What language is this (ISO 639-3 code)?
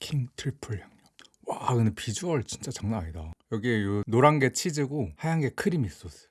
kor